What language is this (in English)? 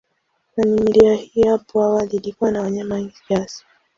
Swahili